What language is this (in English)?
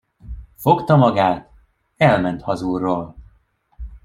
Hungarian